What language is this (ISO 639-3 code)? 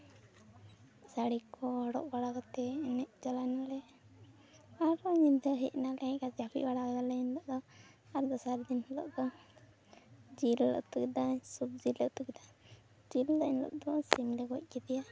sat